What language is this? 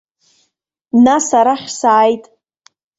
Abkhazian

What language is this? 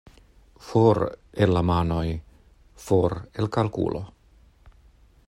Esperanto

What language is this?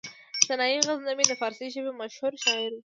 Pashto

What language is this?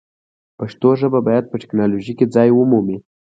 Pashto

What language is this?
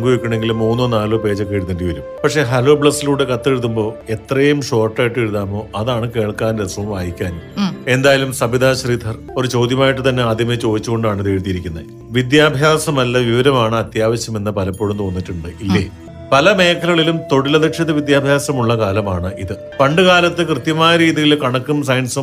Malayalam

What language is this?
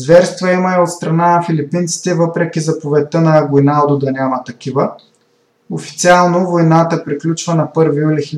Bulgarian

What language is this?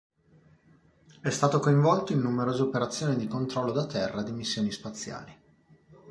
Italian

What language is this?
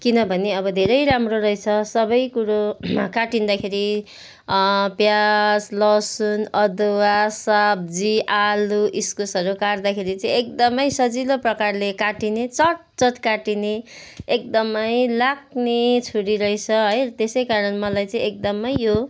Nepali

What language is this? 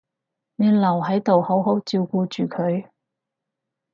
Cantonese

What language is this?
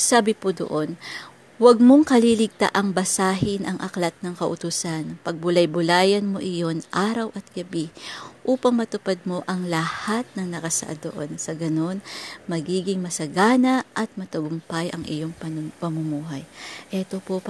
Filipino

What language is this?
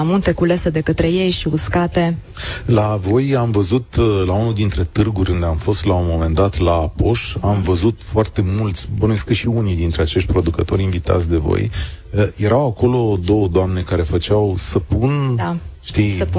Romanian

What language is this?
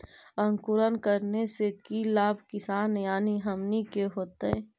Magahi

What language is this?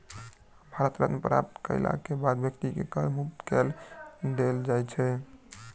Maithili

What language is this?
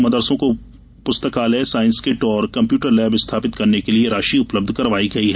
Hindi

